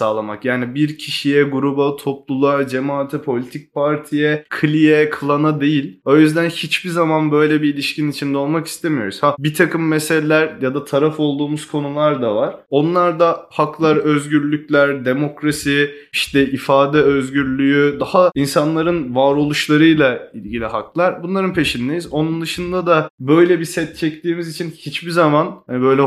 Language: Turkish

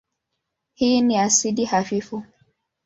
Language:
Swahili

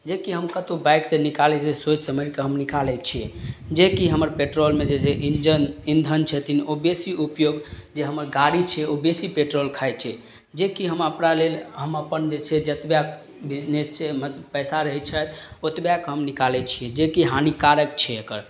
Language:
Maithili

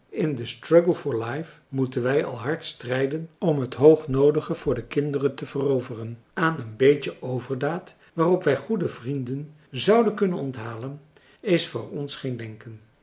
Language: Dutch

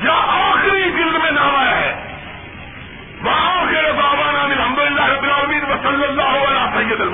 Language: Urdu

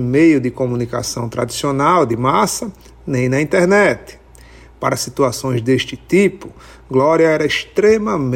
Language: Portuguese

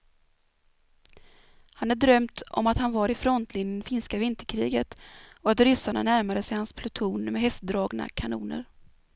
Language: Swedish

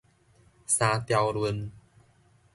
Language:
Min Nan Chinese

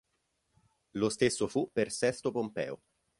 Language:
Italian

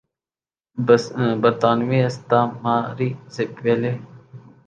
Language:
Urdu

